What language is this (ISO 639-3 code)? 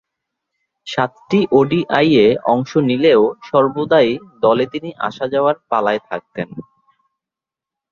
ben